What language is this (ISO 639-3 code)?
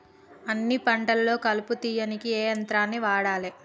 tel